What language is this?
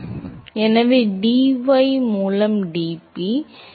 Tamil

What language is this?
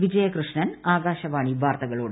Malayalam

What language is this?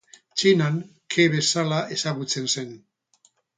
Basque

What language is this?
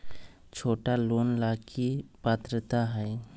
Magahi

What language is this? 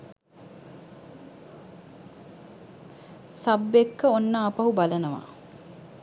Sinhala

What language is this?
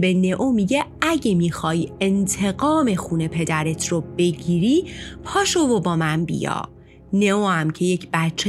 Persian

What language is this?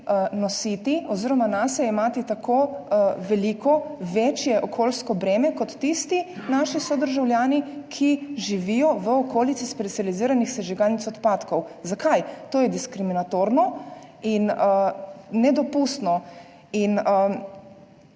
Slovenian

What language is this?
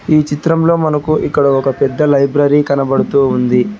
Telugu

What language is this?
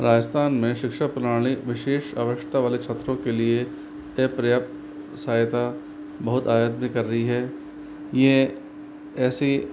Hindi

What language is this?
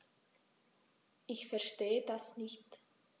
German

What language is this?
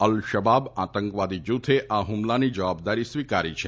Gujarati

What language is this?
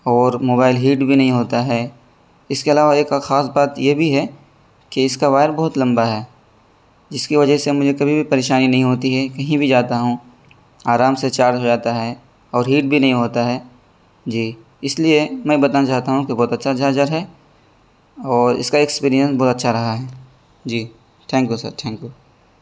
Urdu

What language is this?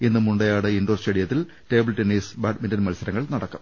Malayalam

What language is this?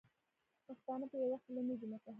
Pashto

